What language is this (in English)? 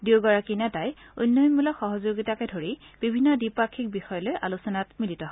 Assamese